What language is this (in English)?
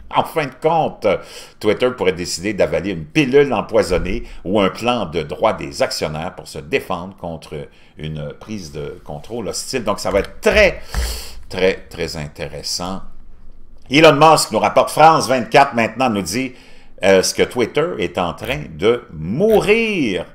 French